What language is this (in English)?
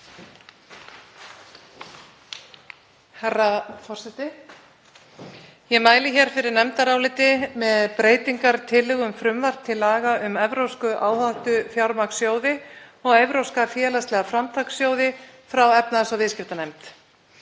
Icelandic